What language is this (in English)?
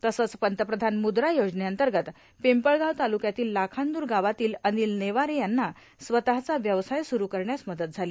Marathi